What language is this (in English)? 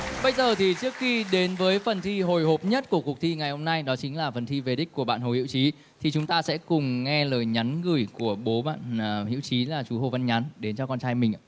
Vietnamese